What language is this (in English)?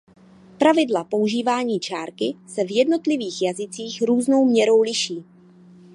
Czech